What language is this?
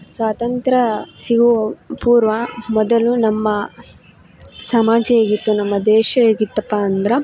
Kannada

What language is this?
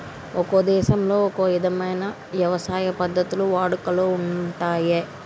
Telugu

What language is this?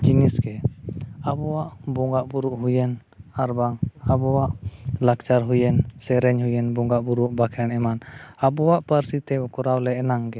Santali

